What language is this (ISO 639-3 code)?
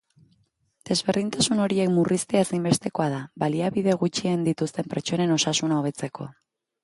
eus